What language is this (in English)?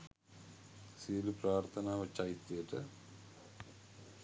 Sinhala